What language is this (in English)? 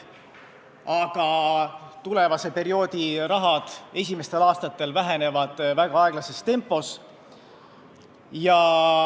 Estonian